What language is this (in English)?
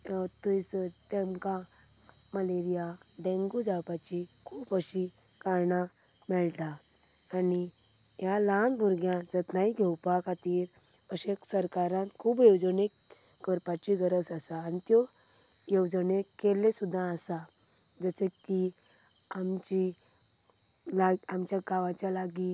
Konkani